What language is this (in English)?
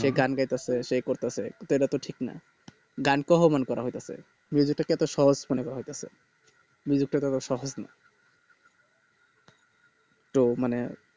Bangla